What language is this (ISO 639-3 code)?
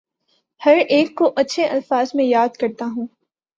urd